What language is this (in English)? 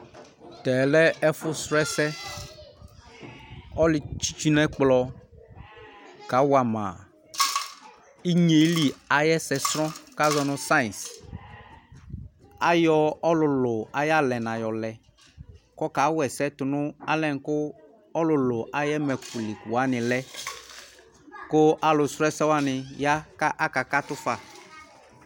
Ikposo